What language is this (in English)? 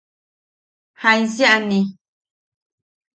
Yaqui